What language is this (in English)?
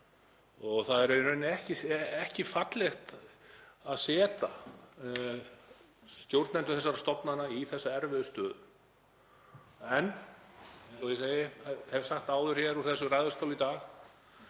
Icelandic